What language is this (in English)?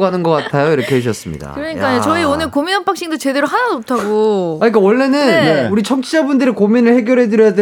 Korean